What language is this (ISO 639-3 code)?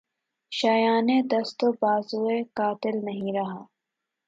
urd